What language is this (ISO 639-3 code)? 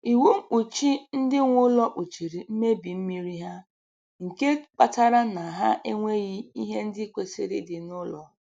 ibo